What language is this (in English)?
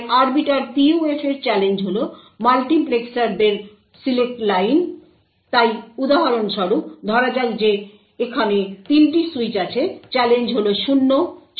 Bangla